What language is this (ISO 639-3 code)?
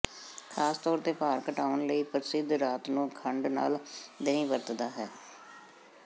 pan